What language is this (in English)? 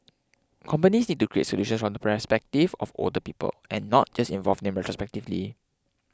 English